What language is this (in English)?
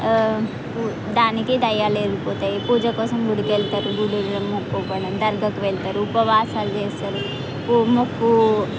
Telugu